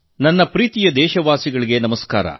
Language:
Kannada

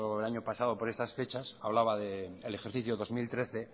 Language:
Spanish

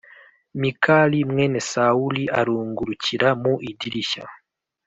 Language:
Kinyarwanda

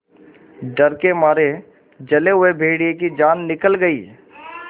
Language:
Hindi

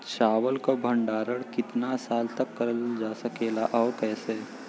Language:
Bhojpuri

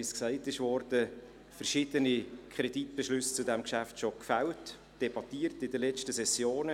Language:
Swiss German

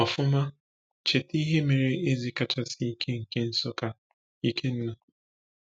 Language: Igbo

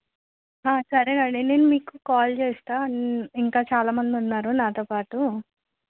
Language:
Telugu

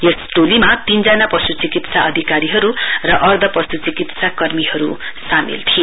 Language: Nepali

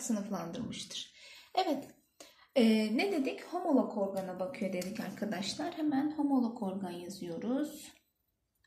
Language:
Turkish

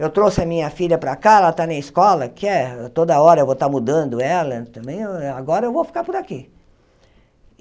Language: Portuguese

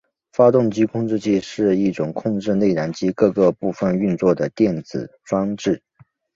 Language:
Chinese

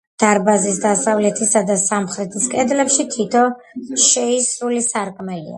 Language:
Georgian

